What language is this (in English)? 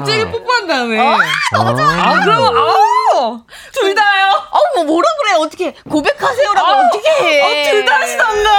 Korean